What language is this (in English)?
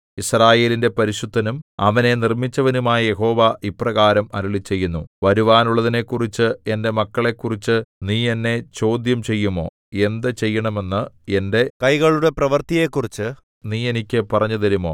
Malayalam